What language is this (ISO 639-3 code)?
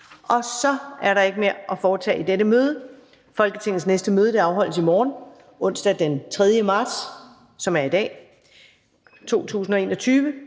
dan